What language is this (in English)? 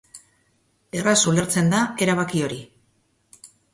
Basque